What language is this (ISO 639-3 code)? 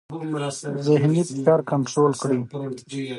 pus